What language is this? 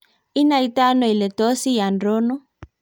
Kalenjin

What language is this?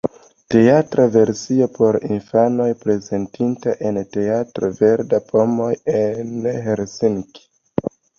Esperanto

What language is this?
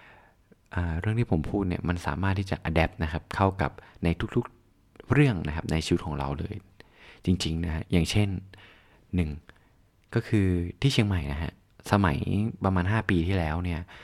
Thai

